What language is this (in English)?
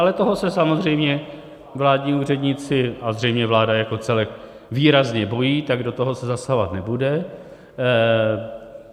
Czech